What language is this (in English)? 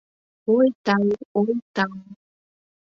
Mari